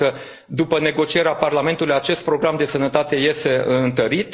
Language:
Romanian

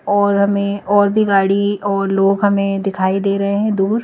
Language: Hindi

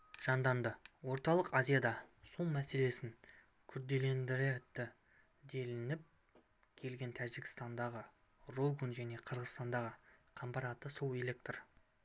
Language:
Kazakh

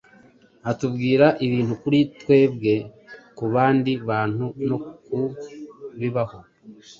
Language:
Kinyarwanda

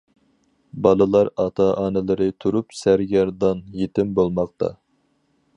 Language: Uyghur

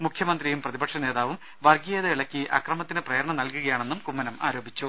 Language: Malayalam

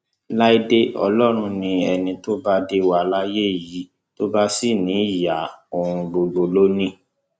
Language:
Yoruba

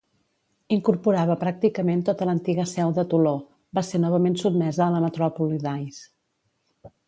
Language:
Catalan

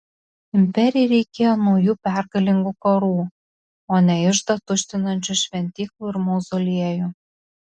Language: Lithuanian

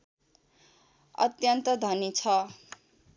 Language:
Nepali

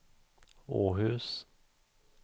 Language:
Swedish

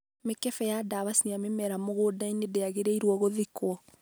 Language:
Kikuyu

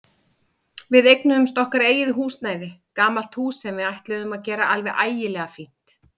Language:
Icelandic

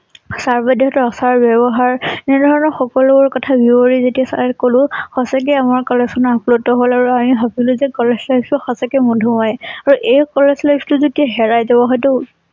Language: Assamese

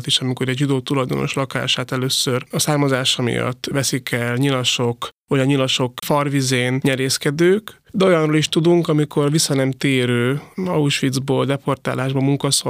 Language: Hungarian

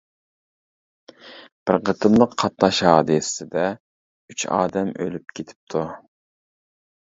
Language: Uyghur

